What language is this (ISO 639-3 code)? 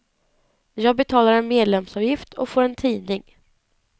swe